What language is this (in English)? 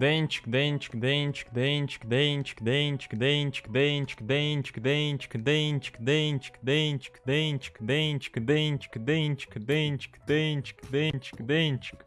Russian